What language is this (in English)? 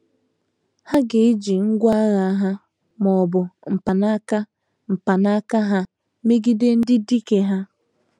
Igbo